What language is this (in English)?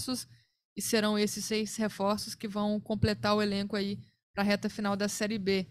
Portuguese